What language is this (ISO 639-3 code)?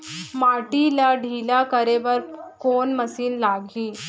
hne